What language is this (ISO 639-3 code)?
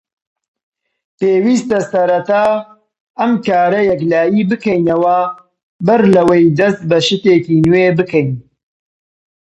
ckb